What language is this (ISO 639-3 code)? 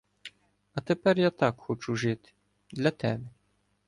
ukr